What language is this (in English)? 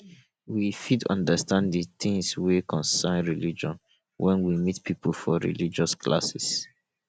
Nigerian Pidgin